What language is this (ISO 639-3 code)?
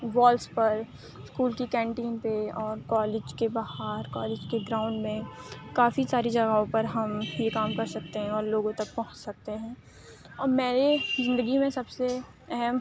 urd